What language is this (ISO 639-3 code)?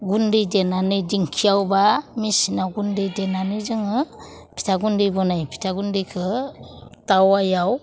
brx